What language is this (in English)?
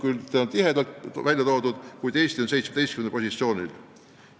Estonian